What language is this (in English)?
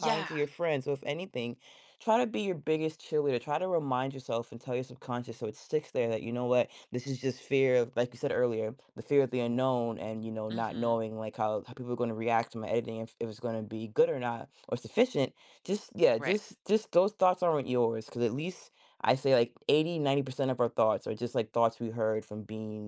English